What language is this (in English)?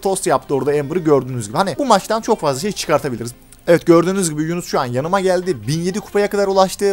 Turkish